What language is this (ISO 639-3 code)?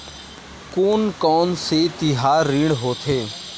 hne